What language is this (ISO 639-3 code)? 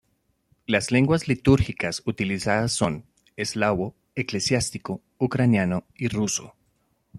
spa